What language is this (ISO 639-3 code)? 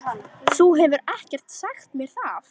isl